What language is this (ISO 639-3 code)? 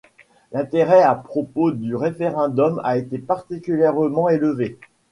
fra